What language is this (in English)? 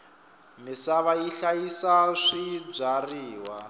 Tsonga